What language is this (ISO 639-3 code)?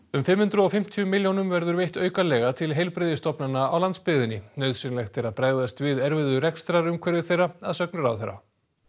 isl